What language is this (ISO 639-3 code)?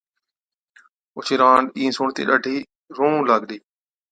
odk